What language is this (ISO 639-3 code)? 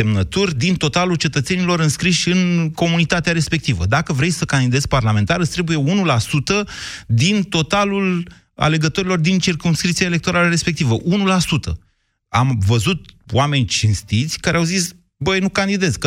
ron